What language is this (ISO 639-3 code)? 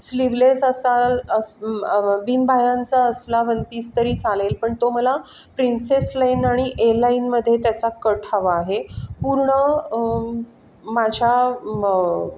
mar